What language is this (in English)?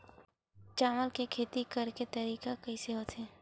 Chhattisgarhi